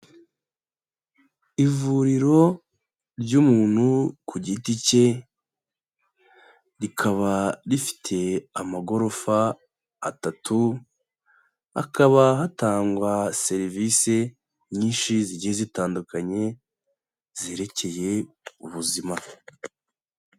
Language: Kinyarwanda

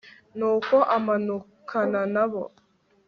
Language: Kinyarwanda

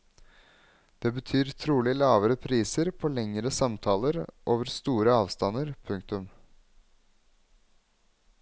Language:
Norwegian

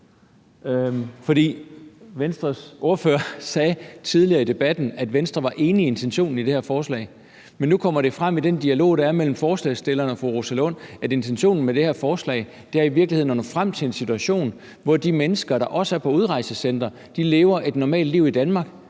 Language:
Danish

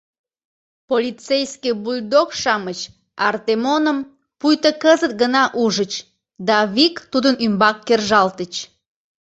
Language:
Mari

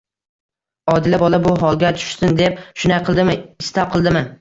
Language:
Uzbek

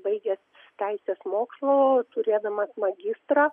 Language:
Lithuanian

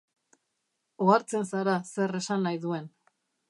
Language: Basque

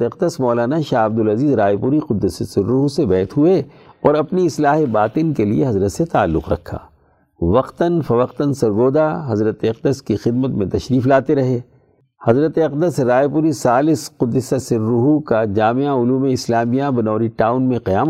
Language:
Urdu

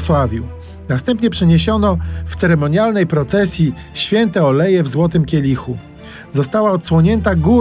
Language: Polish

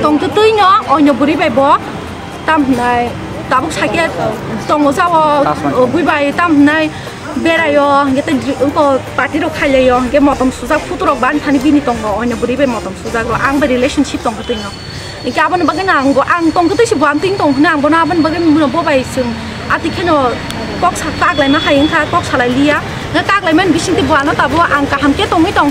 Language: Romanian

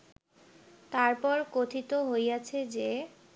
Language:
Bangla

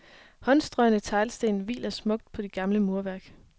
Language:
Danish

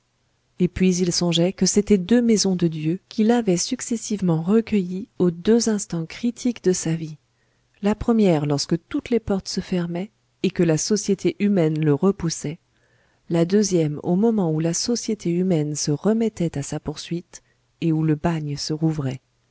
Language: French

